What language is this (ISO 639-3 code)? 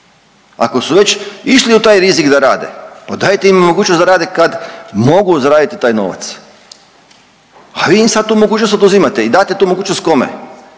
hrv